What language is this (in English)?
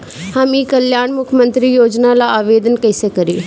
Bhojpuri